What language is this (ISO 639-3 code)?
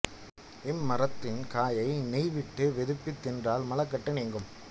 tam